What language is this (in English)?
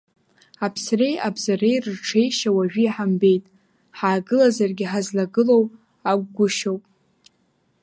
Abkhazian